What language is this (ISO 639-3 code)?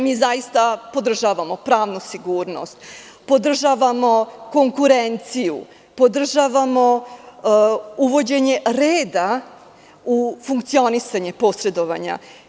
srp